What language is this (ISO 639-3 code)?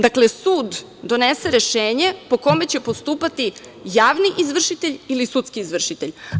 srp